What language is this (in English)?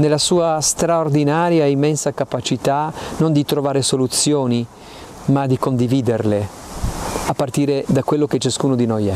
Italian